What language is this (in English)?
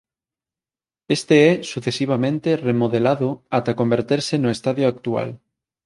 Galician